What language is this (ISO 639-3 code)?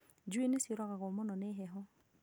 kik